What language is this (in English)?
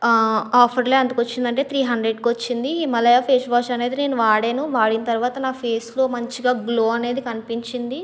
Telugu